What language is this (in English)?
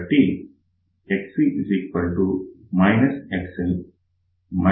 Telugu